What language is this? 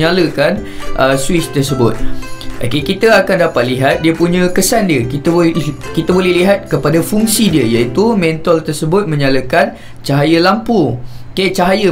Malay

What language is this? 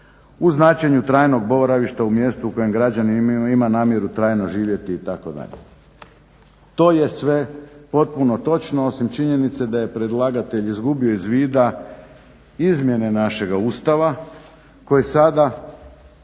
Croatian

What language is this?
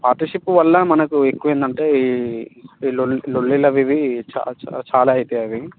Telugu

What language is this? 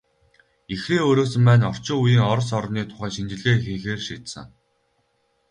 Mongolian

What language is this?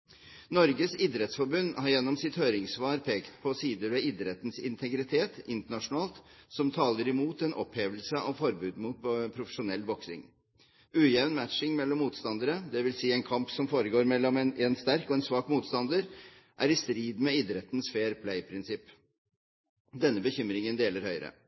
Norwegian Bokmål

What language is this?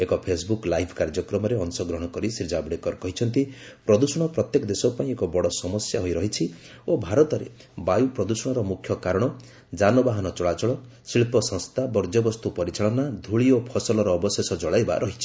Odia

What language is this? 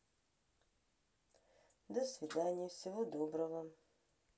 Russian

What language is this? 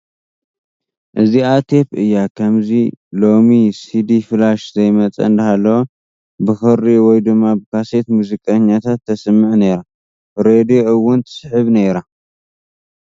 Tigrinya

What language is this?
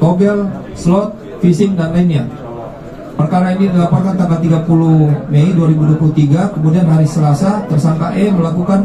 Indonesian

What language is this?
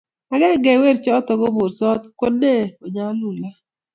Kalenjin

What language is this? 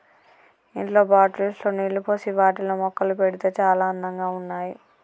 Telugu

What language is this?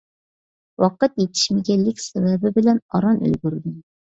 Uyghur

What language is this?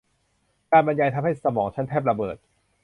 Thai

